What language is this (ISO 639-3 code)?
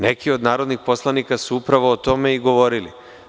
srp